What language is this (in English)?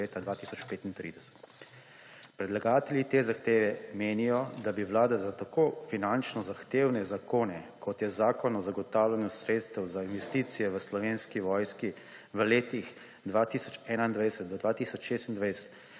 Slovenian